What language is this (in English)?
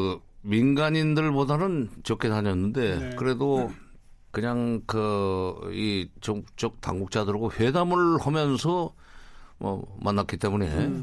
Korean